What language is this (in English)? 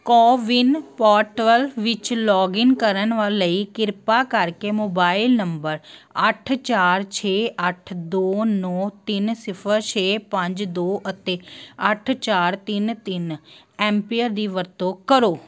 Punjabi